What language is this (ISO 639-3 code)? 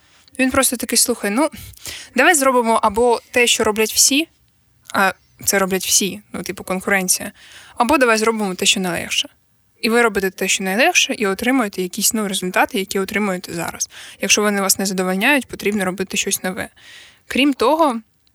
ukr